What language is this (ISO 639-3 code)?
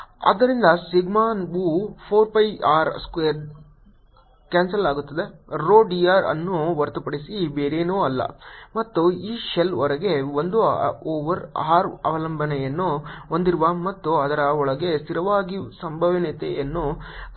kan